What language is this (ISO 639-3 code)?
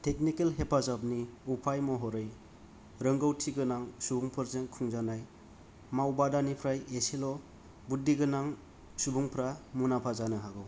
brx